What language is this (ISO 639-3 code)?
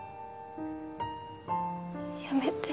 jpn